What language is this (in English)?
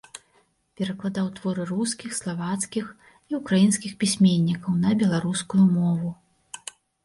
Belarusian